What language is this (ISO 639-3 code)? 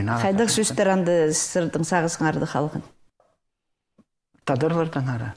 rus